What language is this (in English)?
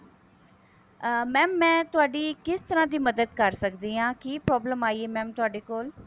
Punjabi